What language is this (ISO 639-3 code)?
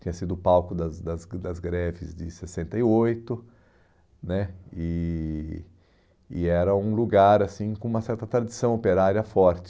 por